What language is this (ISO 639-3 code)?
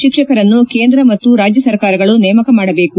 kan